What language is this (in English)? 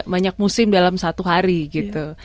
Indonesian